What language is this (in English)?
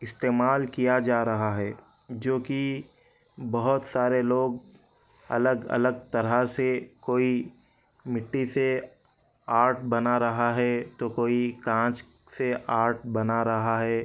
Urdu